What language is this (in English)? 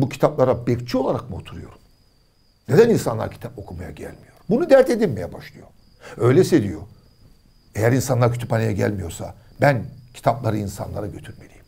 Turkish